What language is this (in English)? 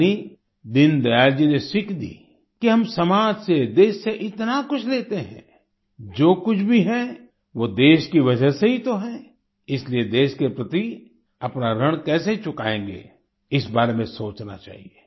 Hindi